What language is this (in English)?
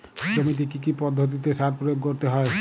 Bangla